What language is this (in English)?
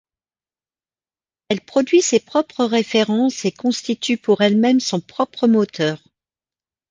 French